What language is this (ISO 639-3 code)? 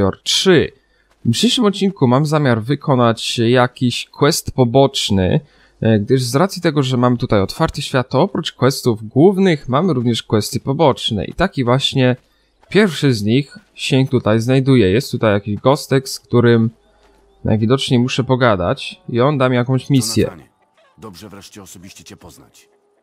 pol